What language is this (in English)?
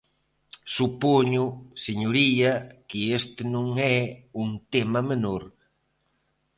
Galician